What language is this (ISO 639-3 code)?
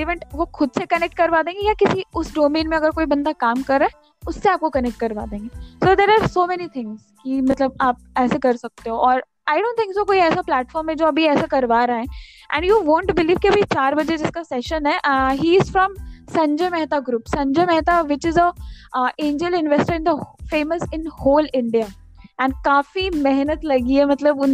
hin